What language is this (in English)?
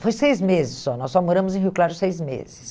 Portuguese